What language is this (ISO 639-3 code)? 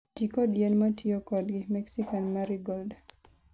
luo